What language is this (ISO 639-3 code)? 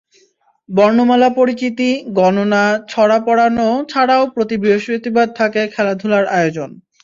ben